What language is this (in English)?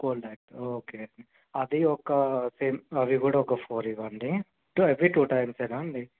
Telugu